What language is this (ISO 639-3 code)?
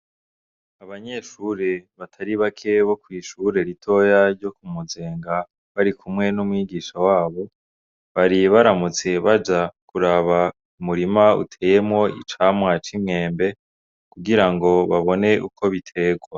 run